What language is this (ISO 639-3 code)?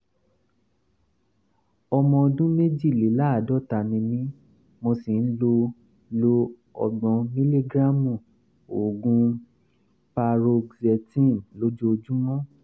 yor